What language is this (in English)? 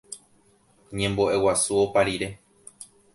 Guarani